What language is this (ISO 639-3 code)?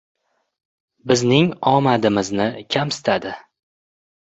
uzb